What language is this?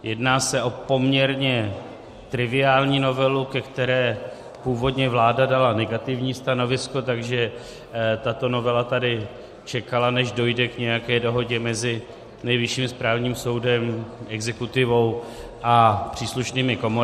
Czech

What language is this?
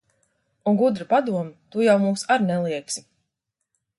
Latvian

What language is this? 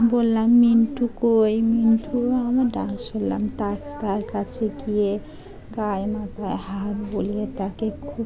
Bangla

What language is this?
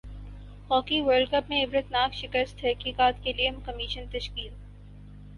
Urdu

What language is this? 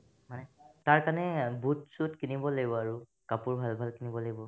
Assamese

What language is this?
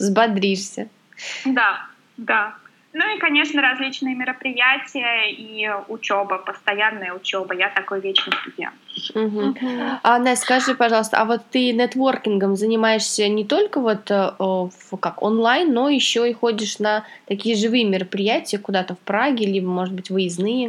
Russian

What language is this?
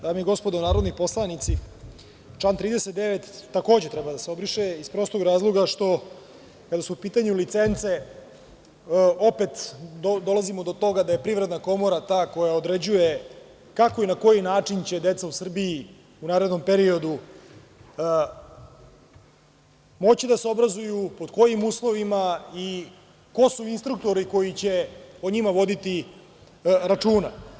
Serbian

